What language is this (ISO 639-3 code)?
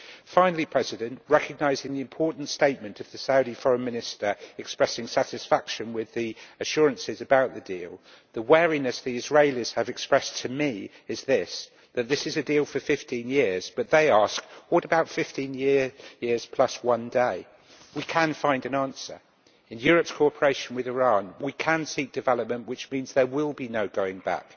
eng